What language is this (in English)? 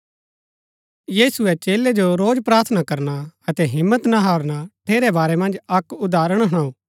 Gaddi